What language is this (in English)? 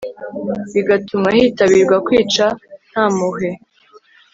Kinyarwanda